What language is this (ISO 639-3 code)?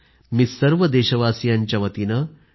mar